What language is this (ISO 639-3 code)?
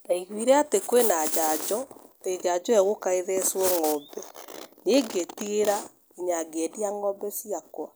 kik